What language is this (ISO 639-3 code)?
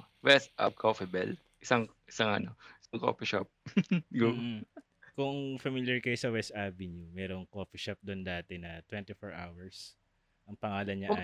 fil